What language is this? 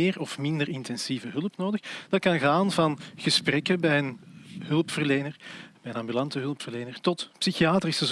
Dutch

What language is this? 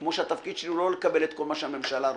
Hebrew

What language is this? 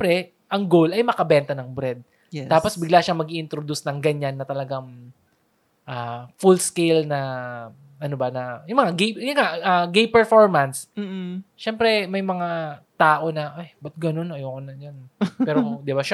Filipino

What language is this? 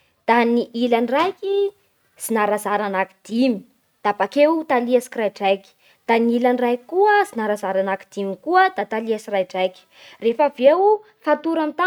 Bara Malagasy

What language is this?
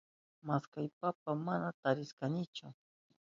Southern Pastaza Quechua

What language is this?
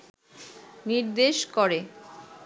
Bangla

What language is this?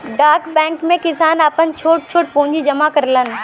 Bhojpuri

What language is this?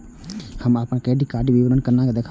Maithili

